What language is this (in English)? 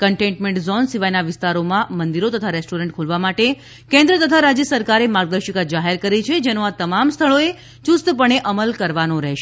Gujarati